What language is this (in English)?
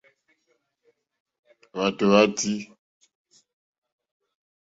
Mokpwe